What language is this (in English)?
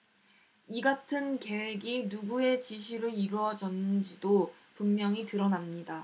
Korean